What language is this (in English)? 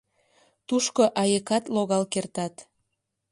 Mari